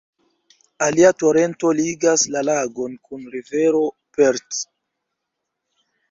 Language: Esperanto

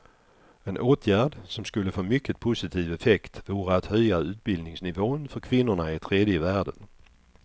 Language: Swedish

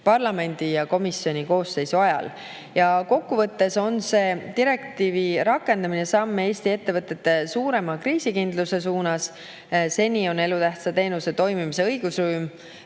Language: Estonian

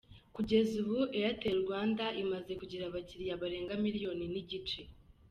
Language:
Kinyarwanda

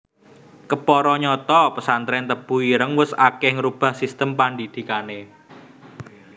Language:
Javanese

